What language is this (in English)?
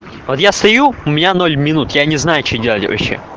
Russian